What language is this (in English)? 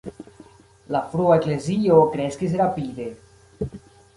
Esperanto